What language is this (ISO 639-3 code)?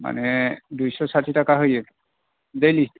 brx